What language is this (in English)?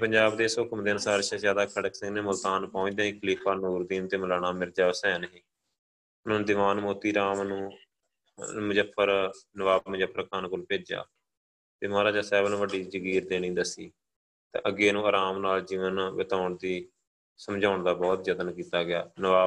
Punjabi